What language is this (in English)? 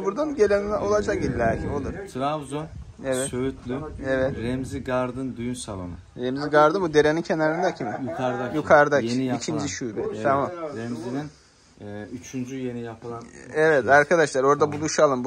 Turkish